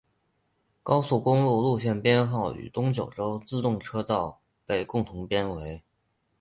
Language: Chinese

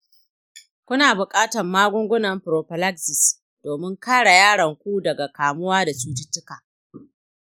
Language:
Hausa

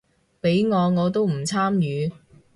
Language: Cantonese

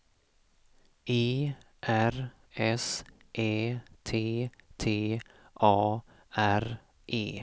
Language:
Swedish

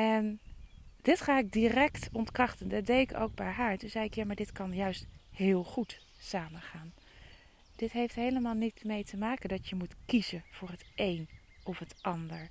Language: Dutch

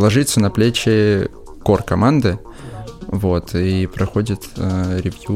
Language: Russian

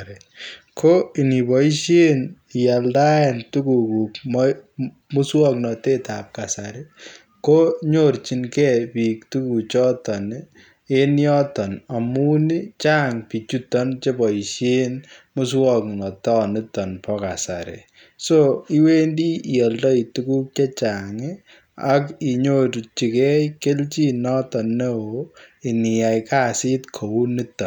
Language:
Kalenjin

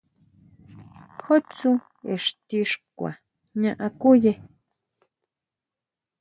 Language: Huautla Mazatec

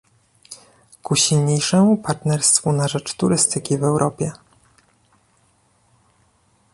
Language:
Polish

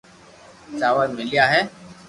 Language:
Loarki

